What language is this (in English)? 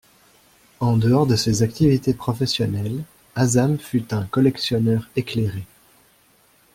French